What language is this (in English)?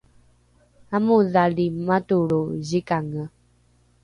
Rukai